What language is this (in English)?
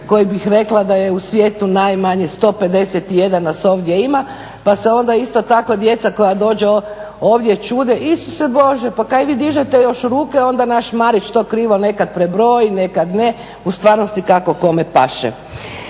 Croatian